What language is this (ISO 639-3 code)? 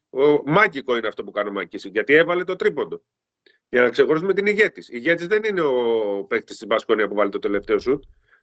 ell